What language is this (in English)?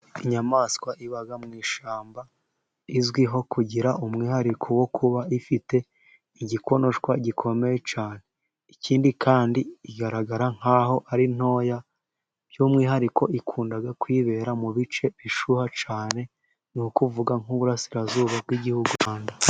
Kinyarwanda